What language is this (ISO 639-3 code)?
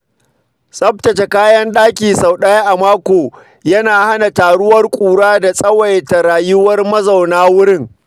hau